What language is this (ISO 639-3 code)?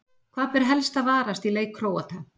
isl